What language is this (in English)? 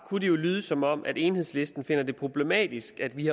Danish